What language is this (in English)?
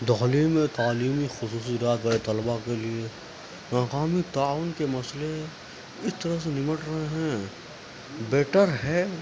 Urdu